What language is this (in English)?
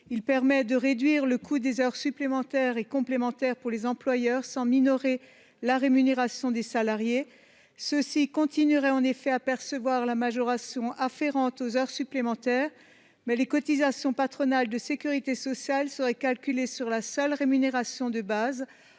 French